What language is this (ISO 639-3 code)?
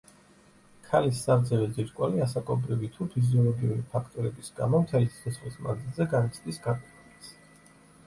kat